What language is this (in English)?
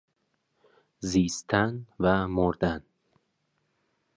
Persian